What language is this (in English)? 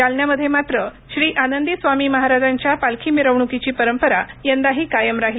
Marathi